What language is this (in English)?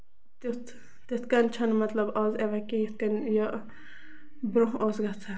Kashmiri